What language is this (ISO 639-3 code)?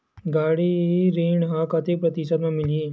hne